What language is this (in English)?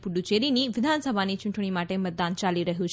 Gujarati